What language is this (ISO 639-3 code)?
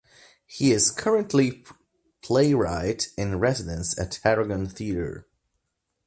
eng